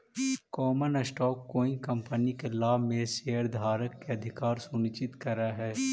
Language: Magahi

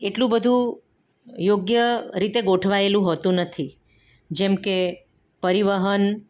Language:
Gujarati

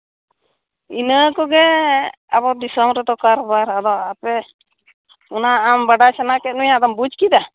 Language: Santali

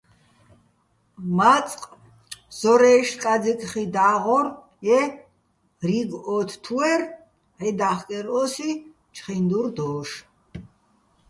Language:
Bats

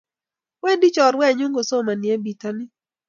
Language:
Kalenjin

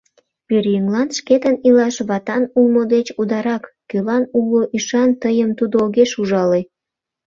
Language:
Mari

